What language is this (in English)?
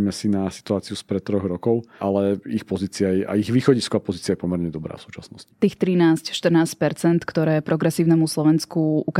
Slovak